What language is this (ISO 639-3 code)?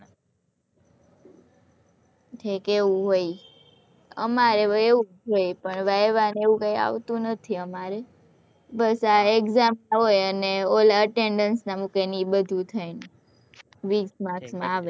guj